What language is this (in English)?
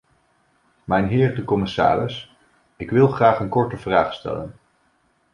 Dutch